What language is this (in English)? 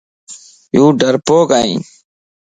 Lasi